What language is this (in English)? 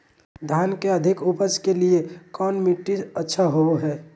Magahi